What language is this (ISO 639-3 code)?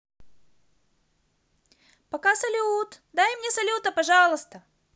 rus